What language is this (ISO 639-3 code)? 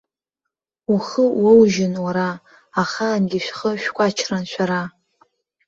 abk